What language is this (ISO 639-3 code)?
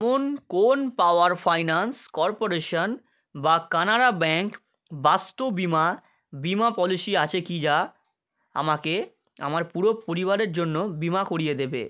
ben